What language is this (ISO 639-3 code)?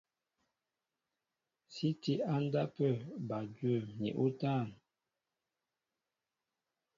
mbo